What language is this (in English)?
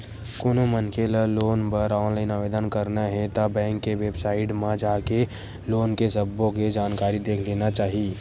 Chhattisgarhi